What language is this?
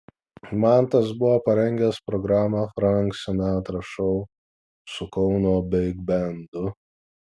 Lithuanian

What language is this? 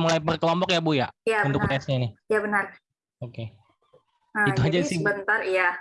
Indonesian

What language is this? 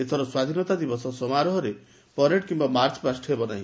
Odia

